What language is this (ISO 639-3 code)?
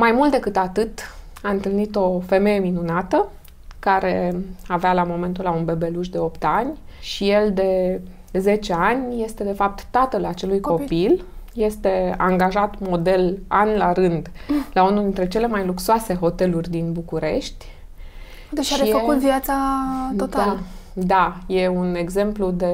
ron